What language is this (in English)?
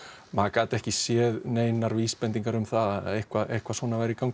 Icelandic